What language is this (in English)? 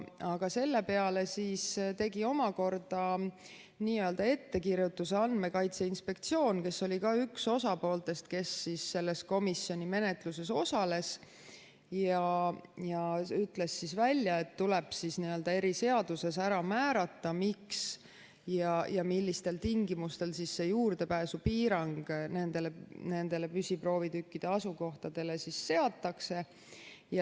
Estonian